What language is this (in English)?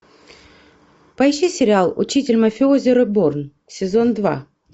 Russian